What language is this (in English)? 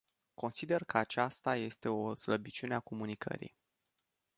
Romanian